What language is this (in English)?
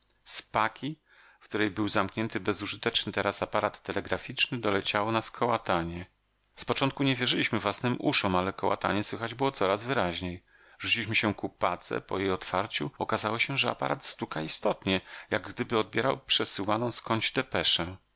Polish